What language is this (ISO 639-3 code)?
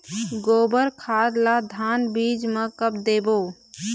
hne